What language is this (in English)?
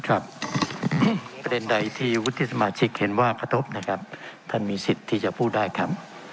Thai